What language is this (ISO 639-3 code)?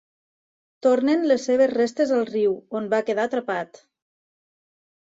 cat